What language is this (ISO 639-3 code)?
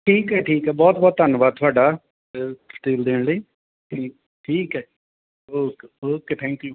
pan